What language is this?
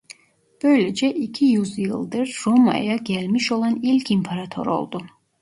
Turkish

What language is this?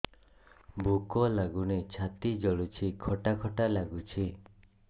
Odia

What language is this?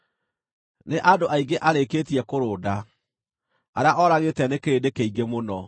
Kikuyu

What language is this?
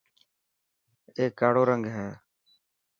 Dhatki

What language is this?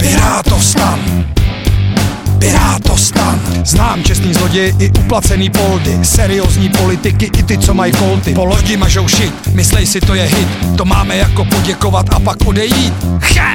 Czech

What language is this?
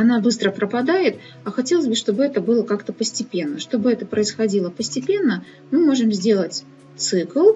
Russian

